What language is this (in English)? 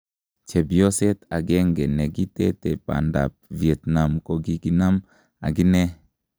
Kalenjin